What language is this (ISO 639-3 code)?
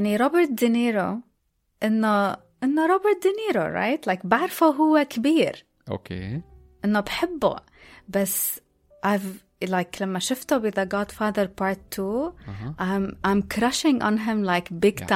ara